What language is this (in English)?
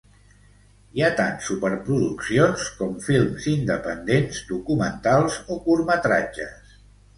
Catalan